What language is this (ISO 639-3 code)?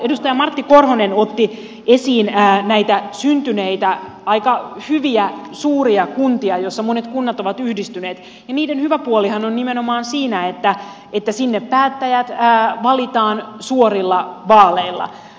fin